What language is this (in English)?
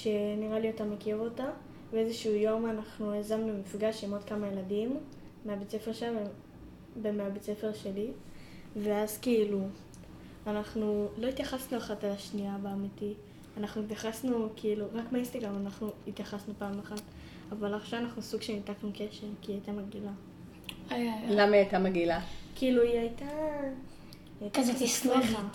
Hebrew